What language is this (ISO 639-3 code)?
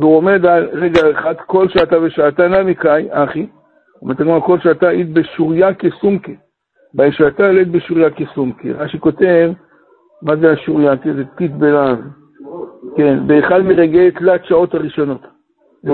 heb